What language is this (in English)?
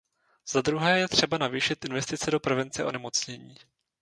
Czech